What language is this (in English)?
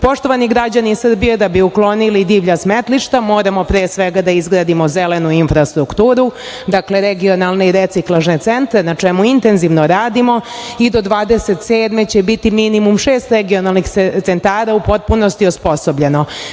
Serbian